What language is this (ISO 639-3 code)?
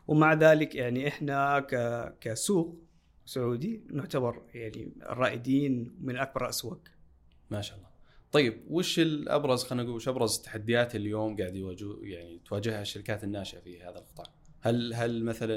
ara